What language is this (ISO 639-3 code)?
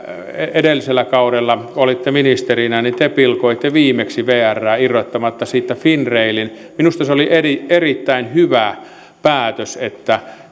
fin